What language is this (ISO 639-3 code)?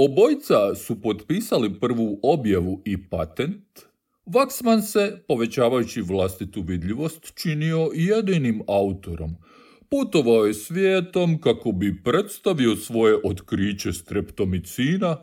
hrv